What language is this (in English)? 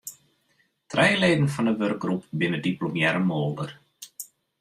Western Frisian